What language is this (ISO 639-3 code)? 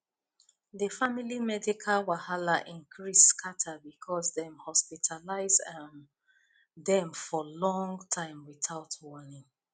pcm